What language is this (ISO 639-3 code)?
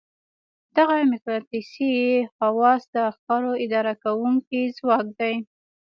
pus